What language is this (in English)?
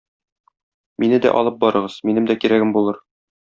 Tatar